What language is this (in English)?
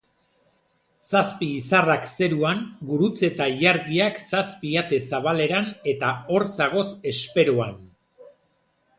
Basque